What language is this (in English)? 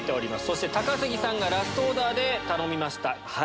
Japanese